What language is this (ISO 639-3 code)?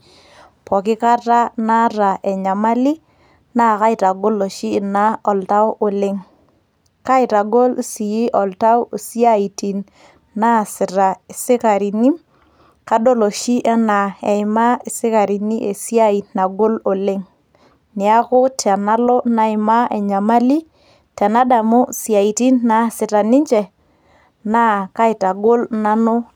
mas